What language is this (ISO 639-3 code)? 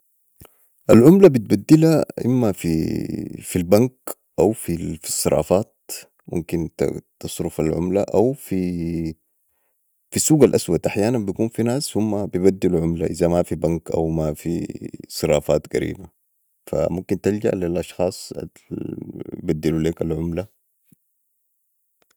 apd